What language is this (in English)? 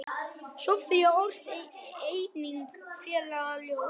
Icelandic